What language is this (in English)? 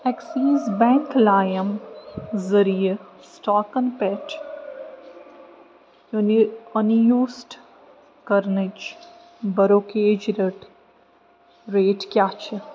Kashmiri